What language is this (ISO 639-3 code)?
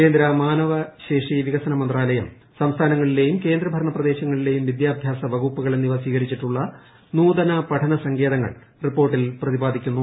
mal